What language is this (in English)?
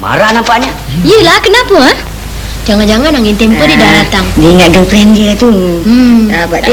Malay